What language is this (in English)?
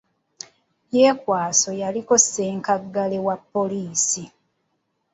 Ganda